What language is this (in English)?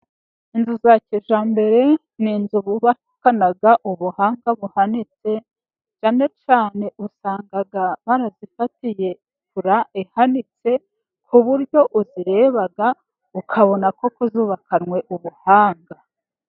Kinyarwanda